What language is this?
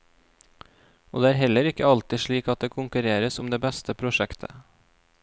Norwegian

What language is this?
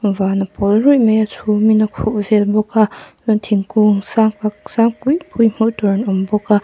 Mizo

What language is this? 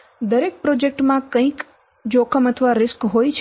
Gujarati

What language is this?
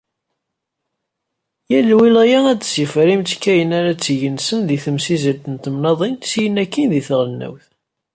Kabyle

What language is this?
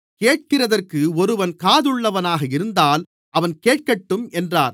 Tamil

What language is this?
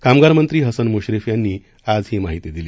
Marathi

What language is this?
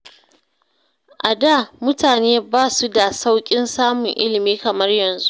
Hausa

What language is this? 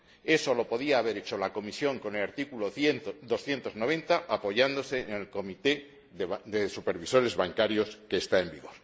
Spanish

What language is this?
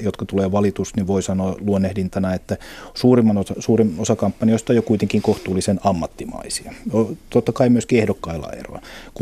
Finnish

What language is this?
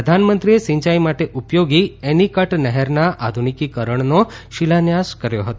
Gujarati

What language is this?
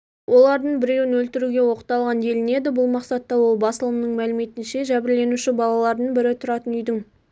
Kazakh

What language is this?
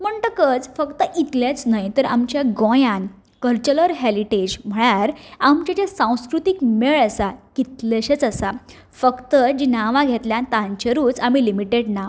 Konkani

